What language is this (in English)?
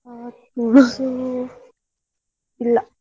Kannada